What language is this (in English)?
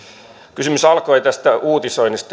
Finnish